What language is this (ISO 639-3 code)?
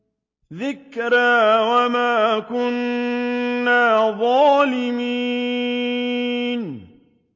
ara